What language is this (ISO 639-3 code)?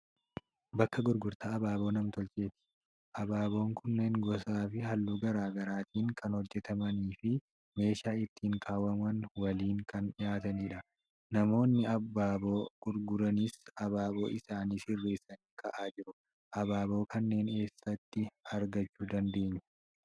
orm